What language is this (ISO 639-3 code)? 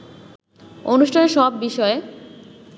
ben